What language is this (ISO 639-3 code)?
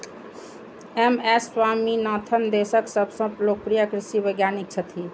mai